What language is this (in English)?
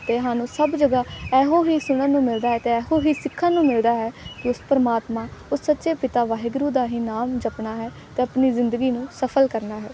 Punjabi